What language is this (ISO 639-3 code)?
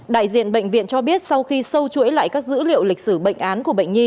vie